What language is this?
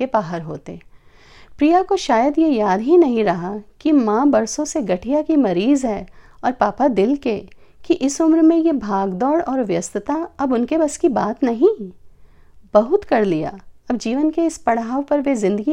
Hindi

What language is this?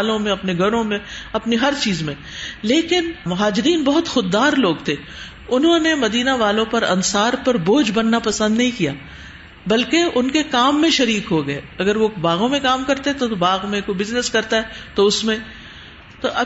Urdu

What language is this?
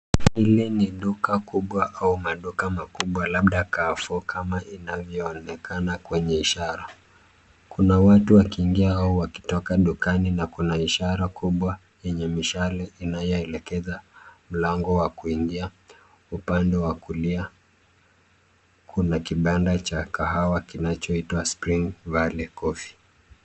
Swahili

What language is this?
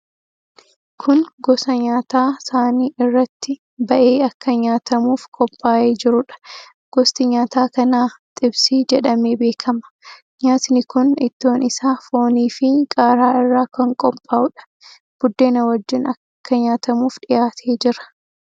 Oromo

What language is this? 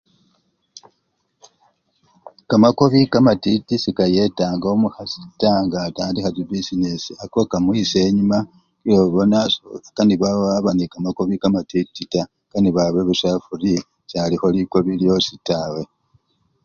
Luyia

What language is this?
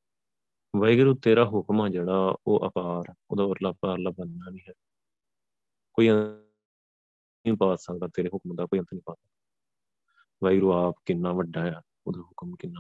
Punjabi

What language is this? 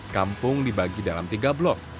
Indonesian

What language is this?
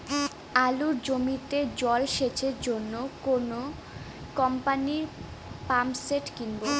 Bangla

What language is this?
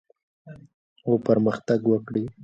Pashto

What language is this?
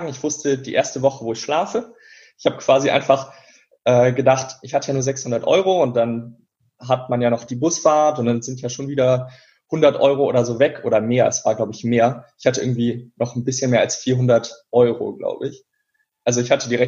German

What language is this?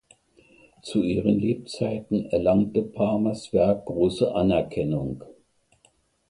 German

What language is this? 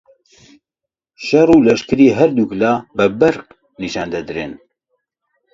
Central Kurdish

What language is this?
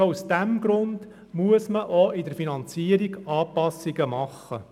Swiss German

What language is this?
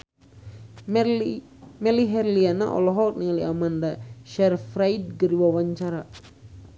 Sundanese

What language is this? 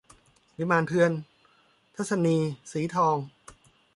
Thai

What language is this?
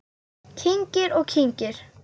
Icelandic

